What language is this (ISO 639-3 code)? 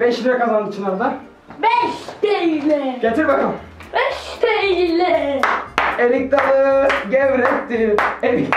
tur